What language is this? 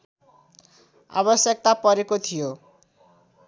Nepali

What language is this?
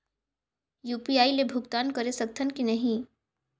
Chhattisgarhi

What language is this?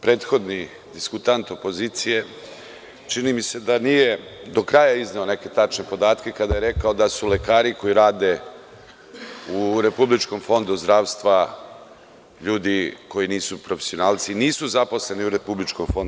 Serbian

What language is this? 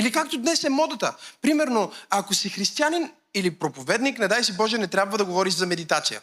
Bulgarian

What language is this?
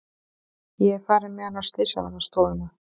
Icelandic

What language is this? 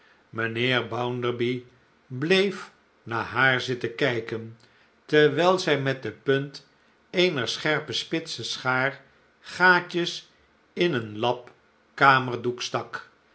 Dutch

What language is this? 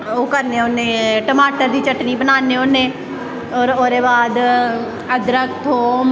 Dogri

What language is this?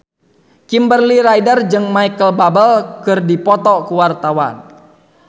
Sundanese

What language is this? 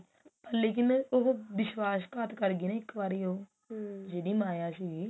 Punjabi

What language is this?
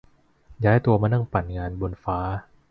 Thai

